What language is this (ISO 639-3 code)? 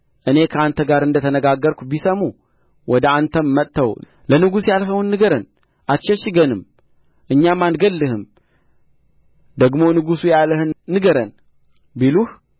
amh